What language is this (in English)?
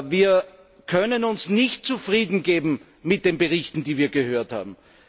German